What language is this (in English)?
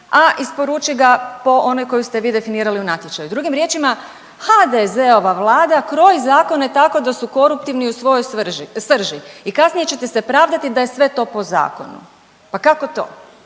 Croatian